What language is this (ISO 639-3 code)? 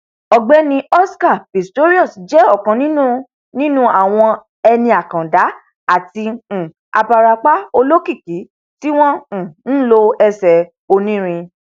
yor